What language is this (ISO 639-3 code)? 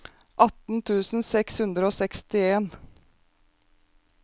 nor